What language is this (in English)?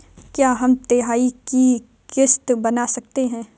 Hindi